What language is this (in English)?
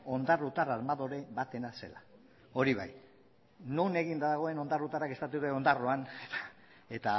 Basque